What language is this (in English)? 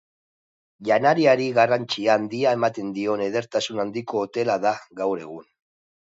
Basque